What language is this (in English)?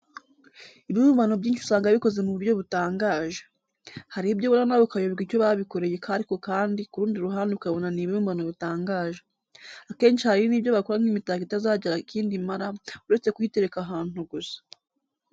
Kinyarwanda